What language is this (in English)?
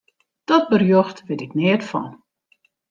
Western Frisian